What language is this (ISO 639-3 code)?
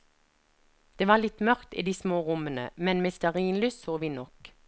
nor